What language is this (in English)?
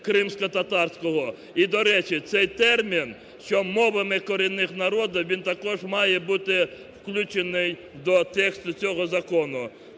Ukrainian